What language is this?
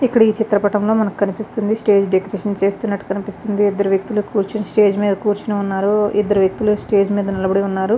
Telugu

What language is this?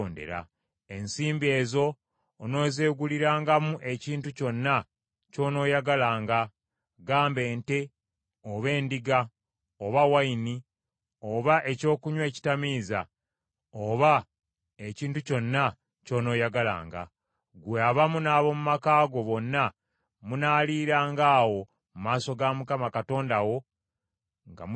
Ganda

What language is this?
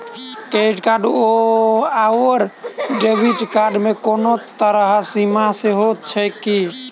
Maithili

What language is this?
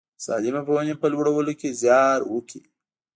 Pashto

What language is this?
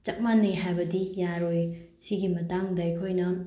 Manipuri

